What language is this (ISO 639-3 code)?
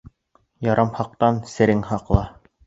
bak